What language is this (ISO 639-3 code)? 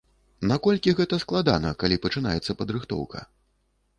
bel